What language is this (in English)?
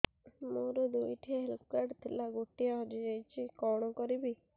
Odia